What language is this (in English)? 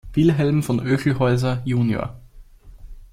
German